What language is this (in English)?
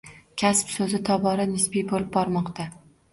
Uzbek